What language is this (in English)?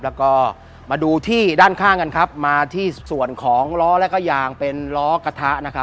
Thai